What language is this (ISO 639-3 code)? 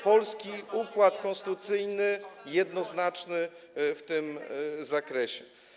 pol